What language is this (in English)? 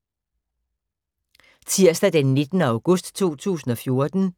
Danish